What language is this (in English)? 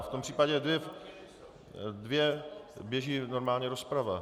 Czech